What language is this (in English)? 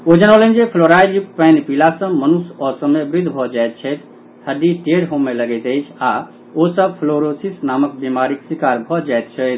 Maithili